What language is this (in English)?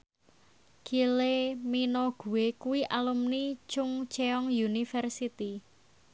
Javanese